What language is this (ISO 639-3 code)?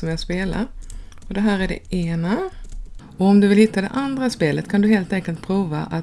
swe